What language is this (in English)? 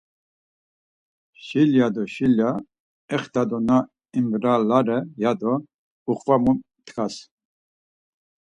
Laz